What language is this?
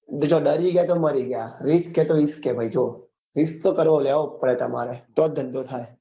Gujarati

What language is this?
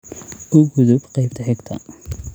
Somali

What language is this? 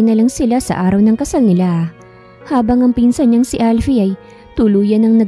Filipino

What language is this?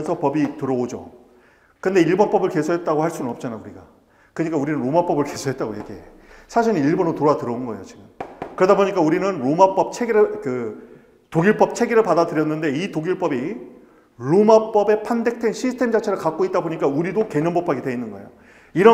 Korean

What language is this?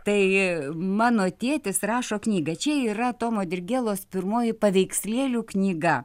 Lithuanian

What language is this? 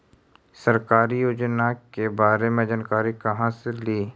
Magahi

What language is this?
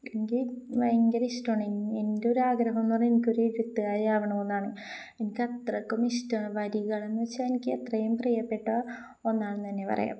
Malayalam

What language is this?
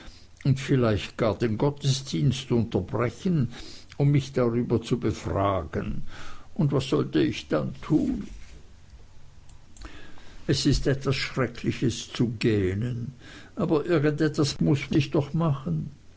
German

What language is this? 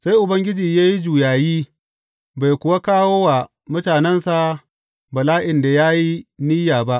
Hausa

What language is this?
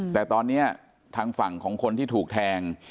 Thai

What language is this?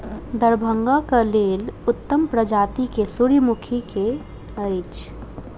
Maithili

